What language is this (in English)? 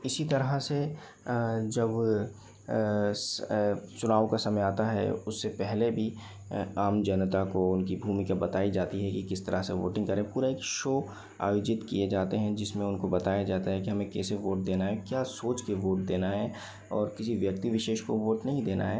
Hindi